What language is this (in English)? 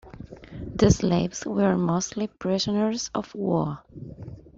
English